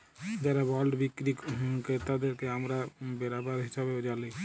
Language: Bangla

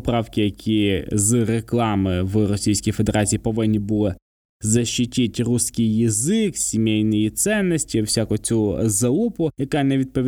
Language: Ukrainian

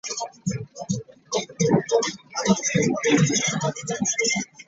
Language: Ganda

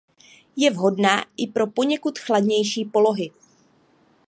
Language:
Czech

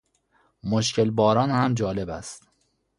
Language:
Persian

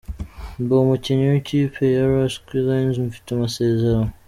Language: Kinyarwanda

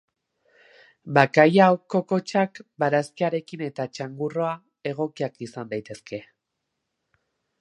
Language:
Basque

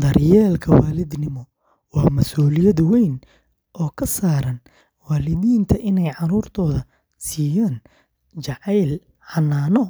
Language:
Somali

